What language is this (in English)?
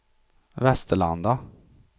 Swedish